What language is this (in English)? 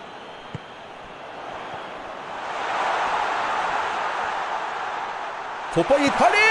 Turkish